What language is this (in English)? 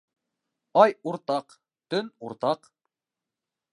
Bashkir